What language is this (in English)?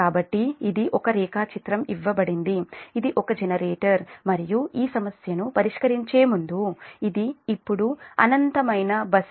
Telugu